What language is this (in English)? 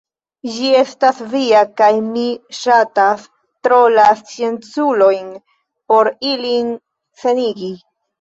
Esperanto